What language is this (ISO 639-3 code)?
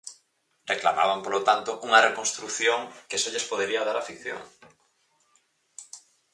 glg